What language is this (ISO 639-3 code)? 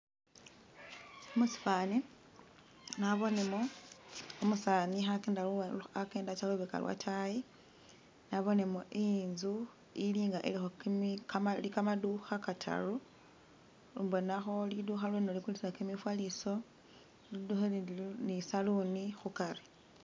myx